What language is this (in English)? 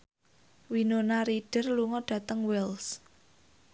Javanese